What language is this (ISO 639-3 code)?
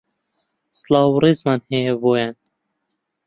ckb